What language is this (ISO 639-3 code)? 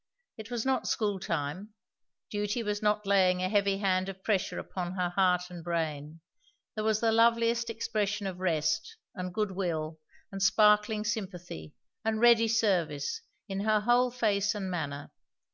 eng